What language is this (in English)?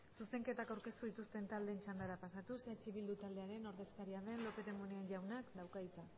Basque